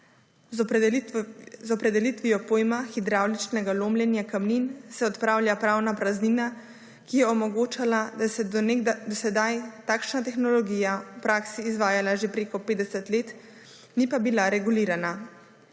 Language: Slovenian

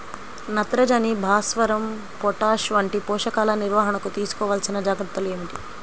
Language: Telugu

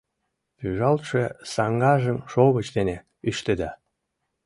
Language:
Mari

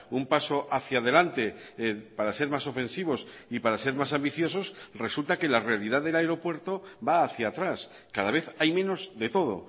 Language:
Spanish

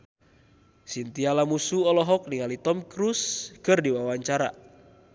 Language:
Sundanese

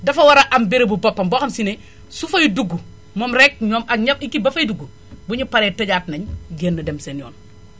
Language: Wolof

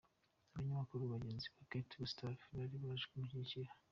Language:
Kinyarwanda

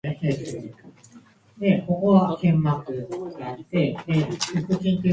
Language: Japanese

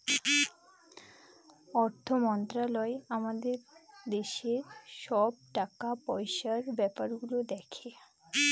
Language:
Bangla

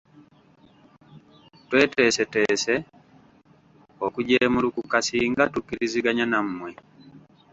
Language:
Ganda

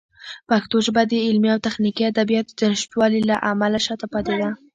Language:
Pashto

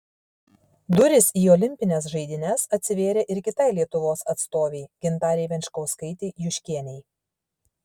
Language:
Lithuanian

